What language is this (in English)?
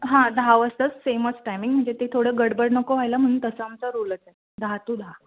Marathi